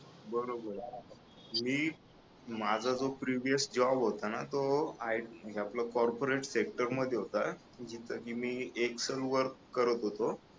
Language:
Marathi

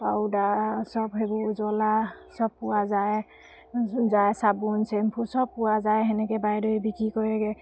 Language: Assamese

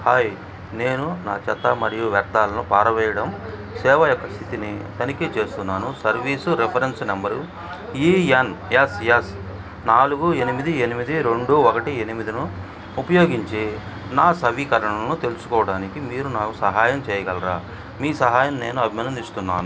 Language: Telugu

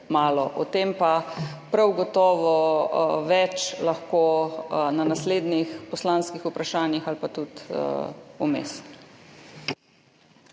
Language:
Slovenian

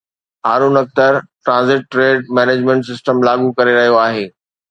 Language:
Sindhi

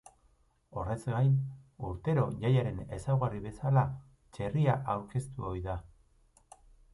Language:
Basque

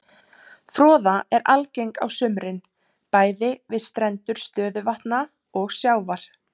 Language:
Icelandic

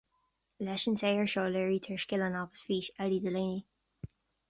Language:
Irish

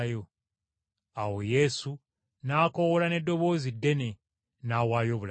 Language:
Ganda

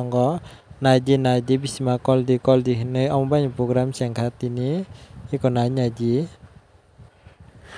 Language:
Thai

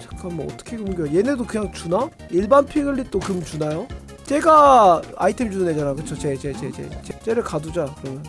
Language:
Korean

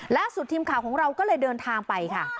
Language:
Thai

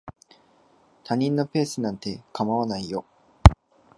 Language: Japanese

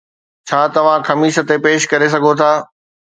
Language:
Sindhi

